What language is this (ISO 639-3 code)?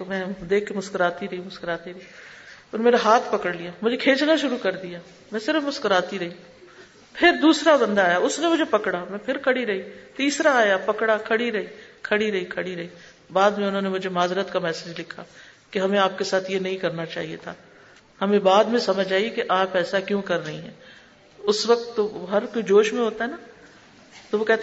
urd